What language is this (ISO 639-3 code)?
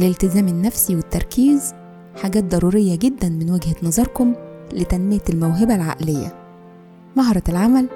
ara